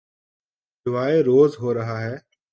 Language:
Urdu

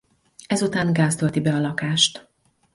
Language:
Hungarian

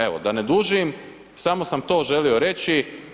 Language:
Croatian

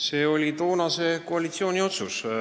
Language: Estonian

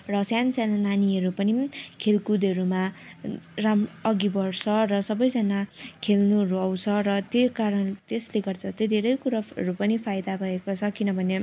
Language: Nepali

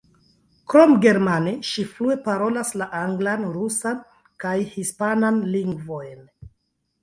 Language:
Esperanto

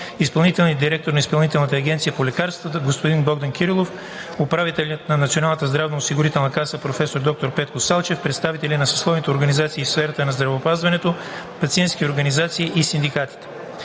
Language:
Bulgarian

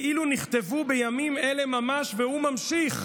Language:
Hebrew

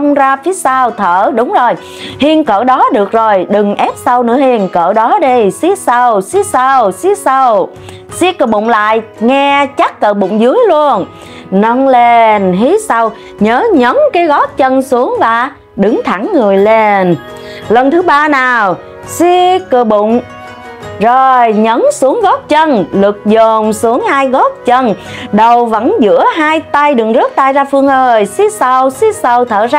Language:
Vietnamese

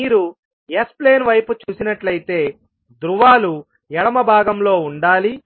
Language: Telugu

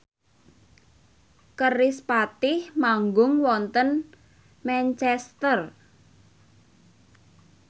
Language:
Javanese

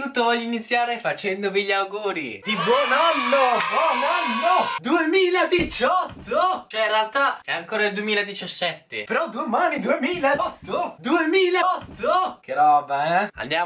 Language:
Italian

